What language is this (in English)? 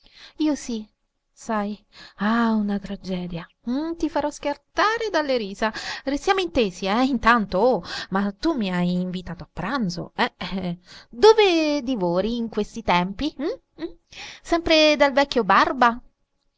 Italian